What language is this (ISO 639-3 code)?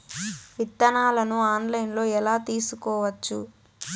tel